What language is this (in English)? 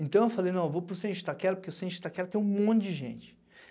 Portuguese